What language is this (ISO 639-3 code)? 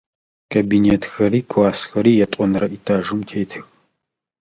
ady